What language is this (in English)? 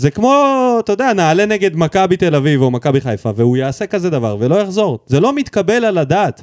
Hebrew